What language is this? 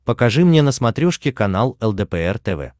Russian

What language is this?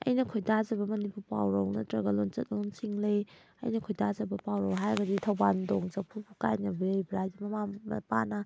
Manipuri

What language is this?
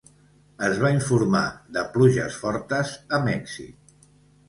Catalan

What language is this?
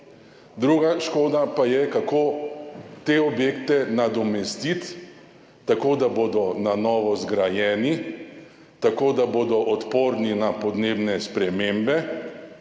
Slovenian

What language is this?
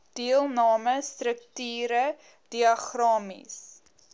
Afrikaans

